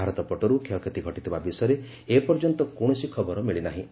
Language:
Odia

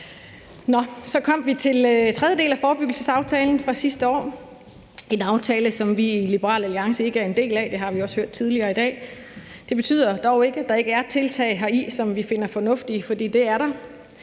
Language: Danish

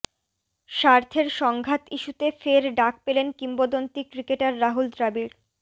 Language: Bangla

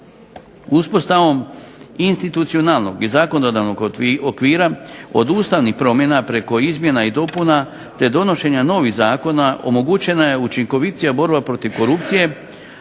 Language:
Croatian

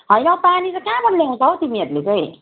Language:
Nepali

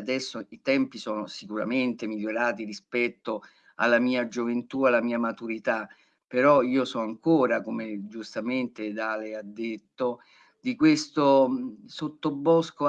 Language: Italian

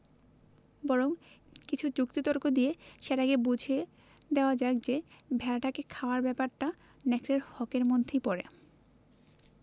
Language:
Bangla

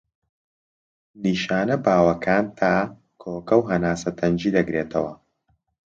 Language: Central Kurdish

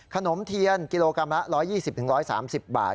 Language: Thai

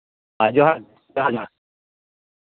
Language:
Santali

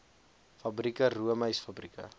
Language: Afrikaans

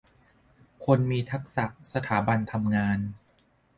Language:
Thai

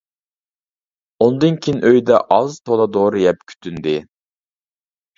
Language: Uyghur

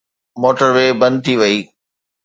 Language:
Sindhi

